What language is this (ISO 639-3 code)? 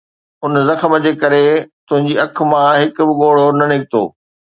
snd